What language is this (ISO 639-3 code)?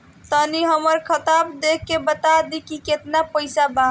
bho